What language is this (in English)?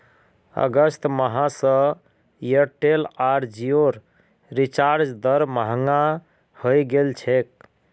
Magahi